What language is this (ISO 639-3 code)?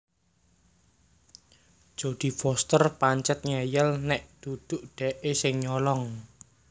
jav